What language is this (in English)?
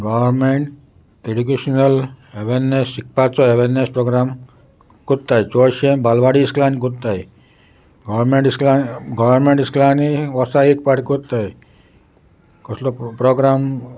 Konkani